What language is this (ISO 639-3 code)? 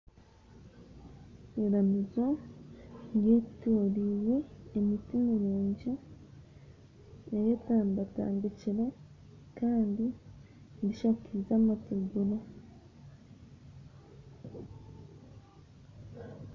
nyn